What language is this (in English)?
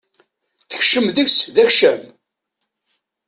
Kabyle